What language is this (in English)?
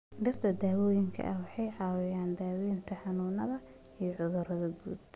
Somali